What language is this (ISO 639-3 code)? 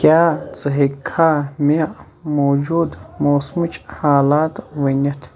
kas